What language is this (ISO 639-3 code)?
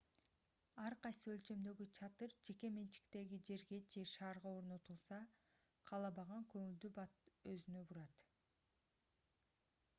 kir